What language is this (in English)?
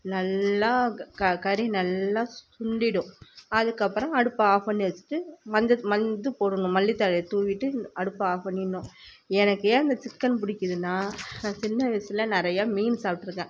Tamil